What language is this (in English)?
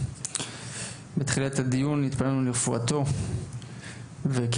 Hebrew